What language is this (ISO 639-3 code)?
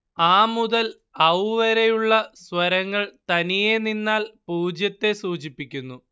mal